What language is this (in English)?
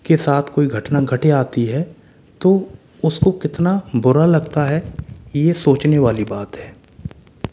Hindi